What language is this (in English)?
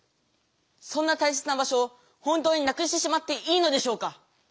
Japanese